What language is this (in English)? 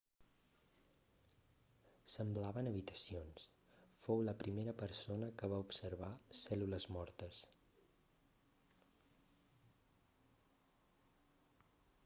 Catalan